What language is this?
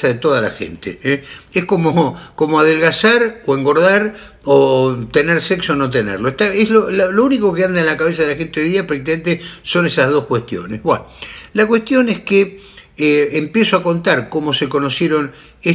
Spanish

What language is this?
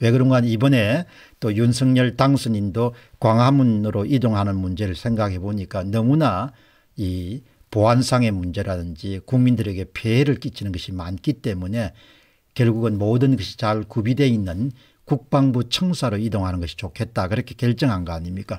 Korean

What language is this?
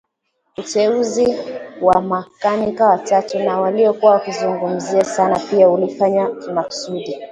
Swahili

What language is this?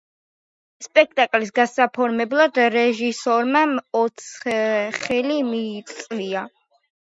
Georgian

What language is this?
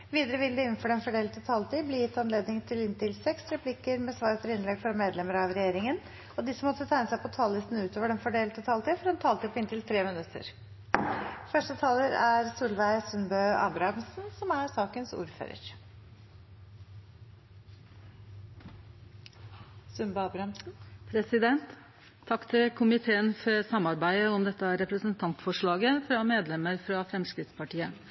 Norwegian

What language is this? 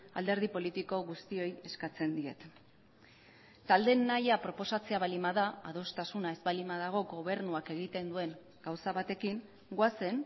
Basque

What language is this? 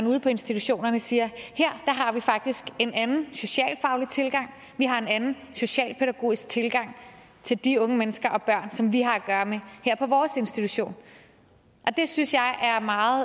Danish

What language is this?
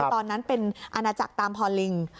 Thai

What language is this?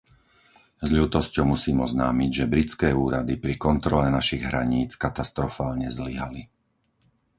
Slovak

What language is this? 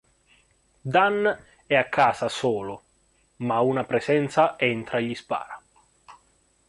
Italian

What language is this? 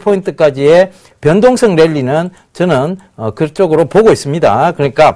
Korean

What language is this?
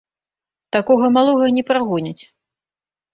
Belarusian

